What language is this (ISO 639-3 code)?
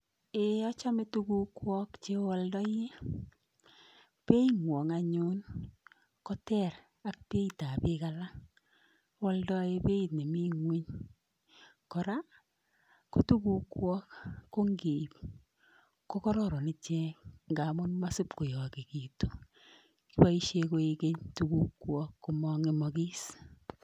kln